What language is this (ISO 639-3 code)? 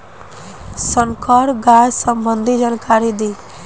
bho